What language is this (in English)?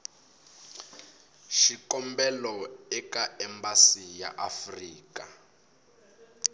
Tsonga